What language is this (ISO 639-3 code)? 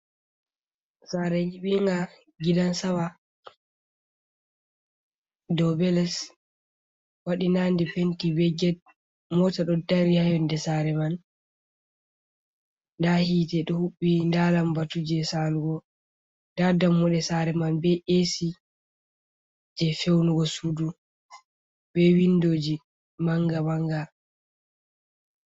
ful